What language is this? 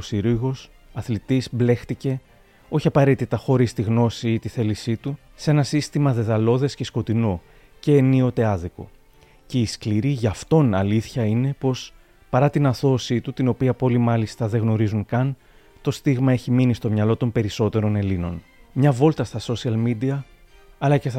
Greek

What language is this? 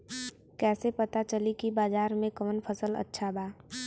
Bhojpuri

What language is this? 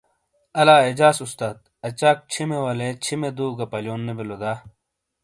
Shina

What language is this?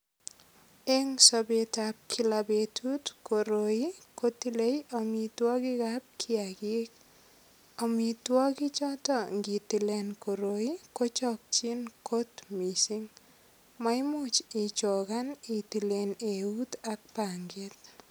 Kalenjin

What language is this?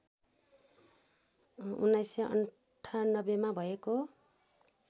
Nepali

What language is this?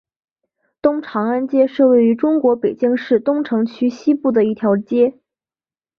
Chinese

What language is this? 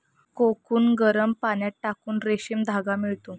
Marathi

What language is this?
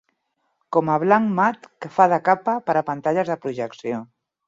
Catalan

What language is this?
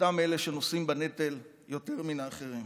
Hebrew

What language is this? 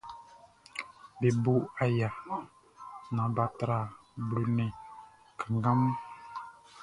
Baoulé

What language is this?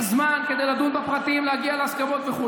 Hebrew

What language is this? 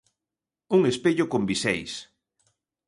Galician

